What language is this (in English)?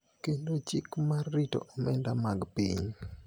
Luo (Kenya and Tanzania)